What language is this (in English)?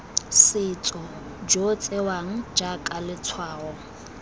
Tswana